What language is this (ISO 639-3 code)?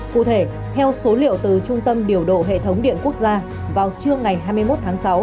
vie